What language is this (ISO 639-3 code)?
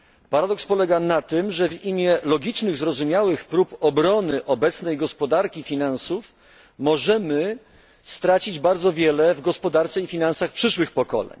pol